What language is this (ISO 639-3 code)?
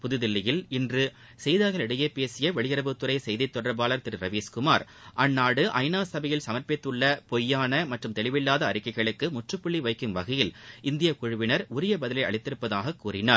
tam